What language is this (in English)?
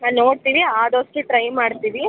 Kannada